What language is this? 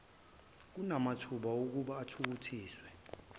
Zulu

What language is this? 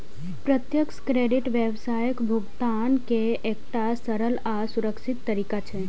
Maithili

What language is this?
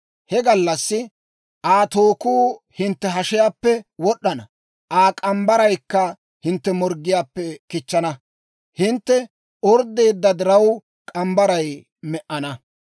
Dawro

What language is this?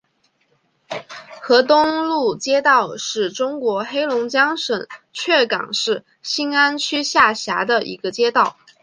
Chinese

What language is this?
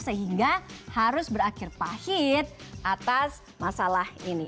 Indonesian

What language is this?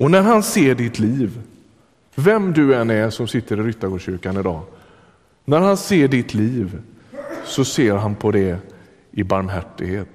Swedish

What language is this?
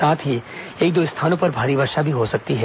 Hindi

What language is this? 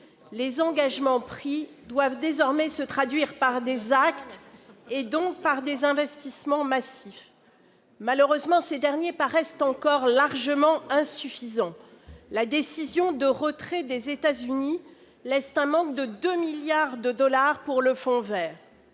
French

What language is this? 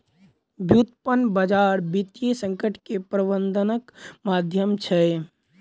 Maithili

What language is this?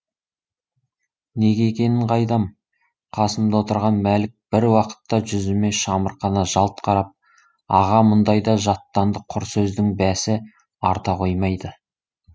Kazakh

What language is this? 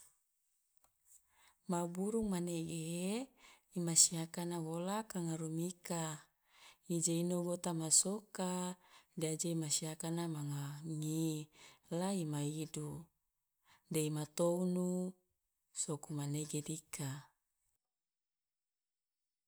Loloda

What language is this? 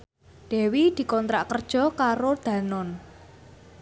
Javanese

